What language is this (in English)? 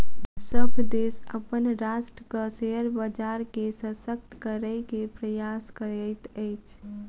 Maithili